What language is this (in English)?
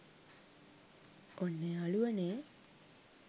Sinhala